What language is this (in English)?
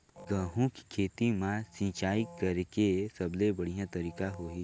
Chhattisgarhi